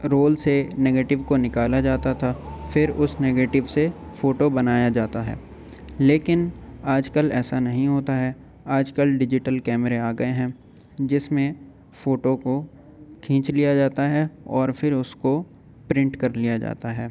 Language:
Urdu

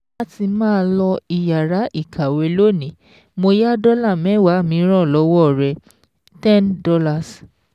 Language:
Yoruba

